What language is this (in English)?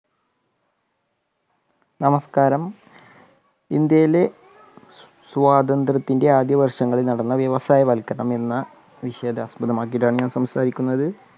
Malayalam